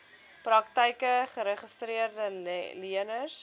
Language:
Afrikaans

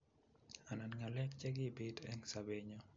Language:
Kalenjin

